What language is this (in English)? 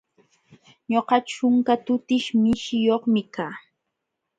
Jauja Wanca Quechua